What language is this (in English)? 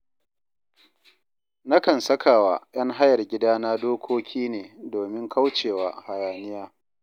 Hausa